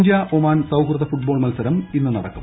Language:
Malayalam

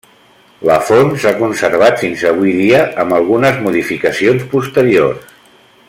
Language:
Catalan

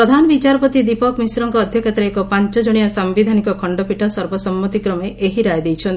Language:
Odia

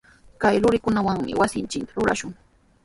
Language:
Sihuas Ancash Quechua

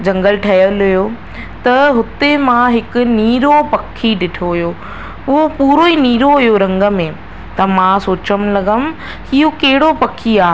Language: Sindhi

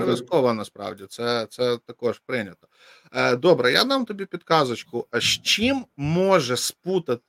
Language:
Ukrainian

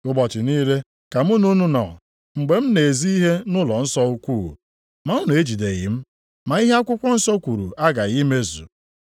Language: Igbo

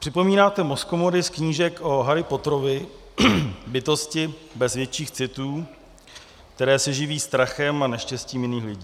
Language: Czech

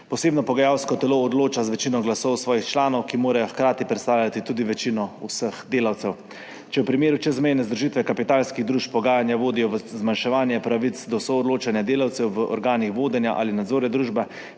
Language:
Slovenian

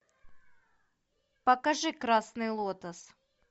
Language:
Russian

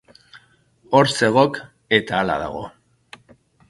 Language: Basque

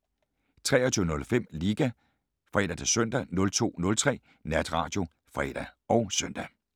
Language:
Danish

